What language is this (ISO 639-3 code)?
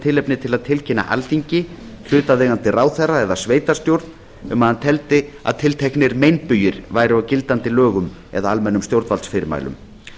isl